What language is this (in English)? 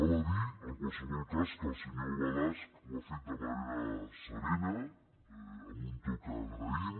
Catalan